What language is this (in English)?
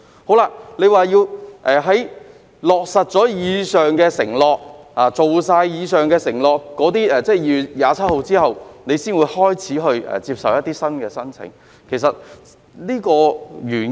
Cantonese